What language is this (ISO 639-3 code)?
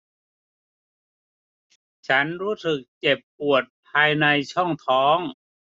tha